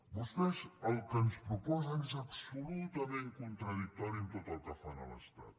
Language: Catalan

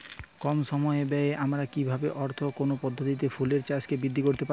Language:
Bangla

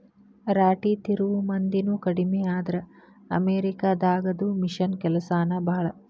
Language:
Kannada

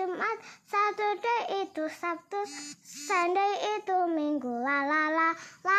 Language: Indonesian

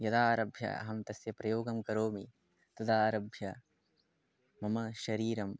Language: Sanskrit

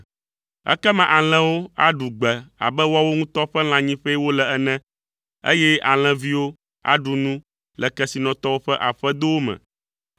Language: Ewe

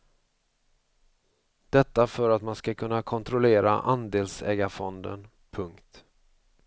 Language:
Swedish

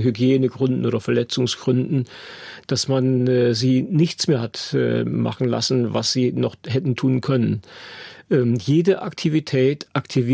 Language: German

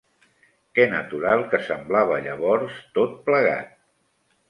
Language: Catalan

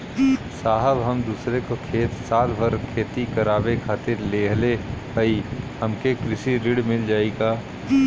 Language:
Bhojpuri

